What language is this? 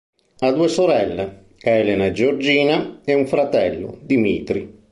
Italian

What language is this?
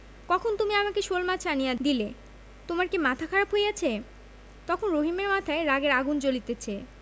Bangla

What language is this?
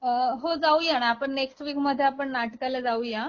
Marathi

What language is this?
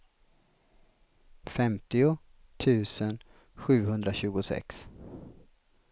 Swedish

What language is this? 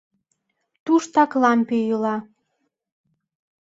Mari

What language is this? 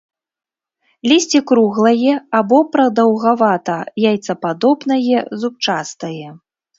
Belarusian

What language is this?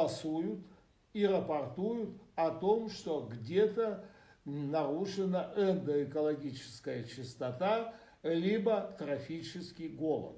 Russian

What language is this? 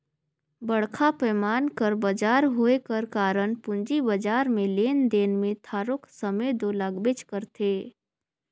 Chhattisgarhi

